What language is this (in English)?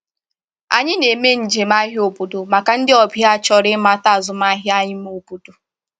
Igbo